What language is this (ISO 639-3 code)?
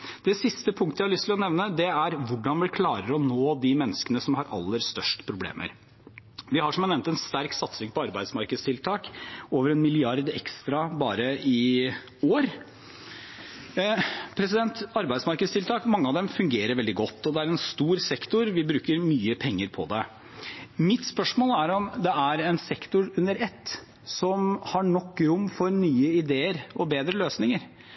nob